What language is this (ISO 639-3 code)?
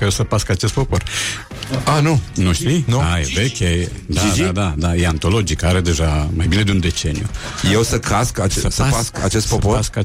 ron